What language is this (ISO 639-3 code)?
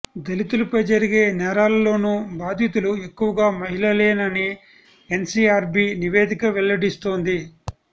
tel